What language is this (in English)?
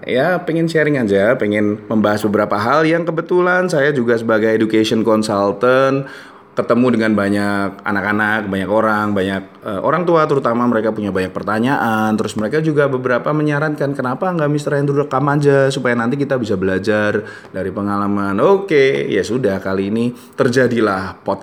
Indonesian